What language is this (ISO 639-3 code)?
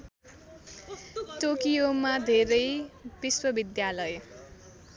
nep